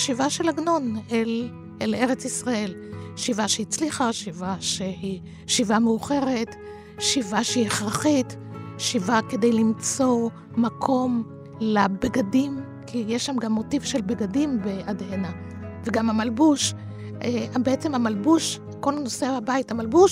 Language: Hebrew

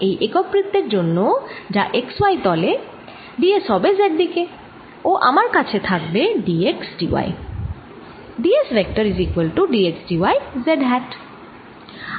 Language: Bangla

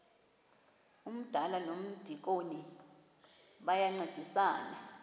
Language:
Xhosa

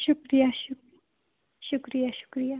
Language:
Kashmiri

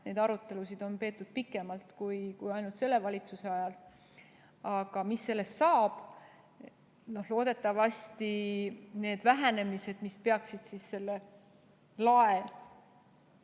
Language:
Estonian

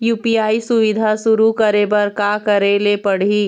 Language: Chhattisgarhi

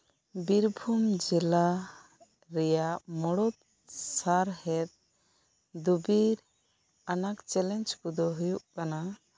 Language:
Santali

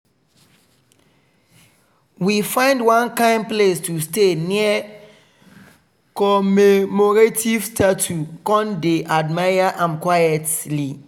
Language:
Nigerian Pidgin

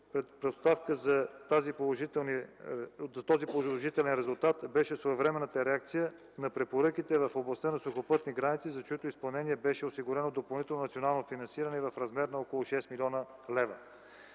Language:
Bulgarian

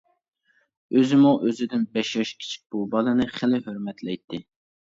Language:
Uyghur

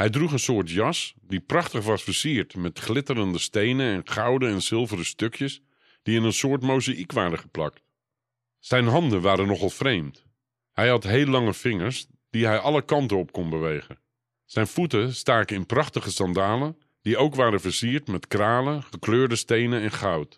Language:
Dutch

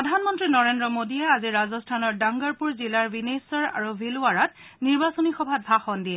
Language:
Assamese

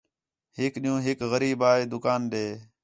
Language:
Khetrani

